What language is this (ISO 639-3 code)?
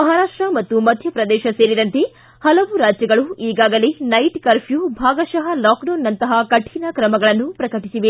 kan